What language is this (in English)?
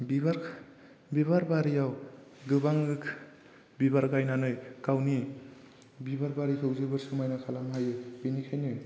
Bodo